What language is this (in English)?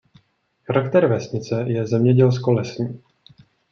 Czech